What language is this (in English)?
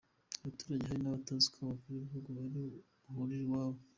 Kinyarwanda